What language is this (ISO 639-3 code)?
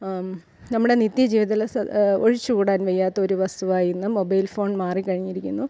mal